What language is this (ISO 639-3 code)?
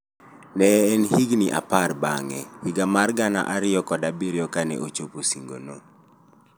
luo